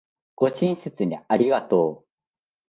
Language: Japanese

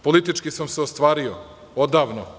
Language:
Serbian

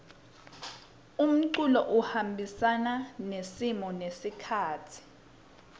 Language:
Swati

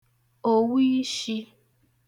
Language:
Igbo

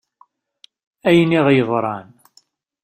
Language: Kabyle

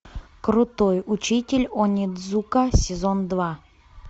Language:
Russian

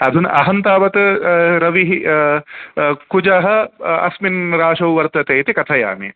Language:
Sanskrit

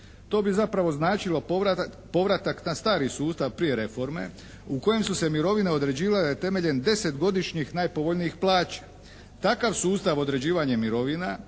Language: Croatian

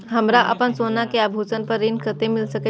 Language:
Maithili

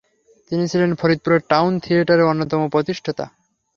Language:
Bangla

